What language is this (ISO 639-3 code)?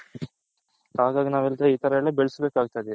kan